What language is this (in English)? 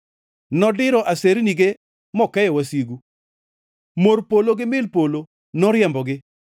Luo (Kenya and Tanzania)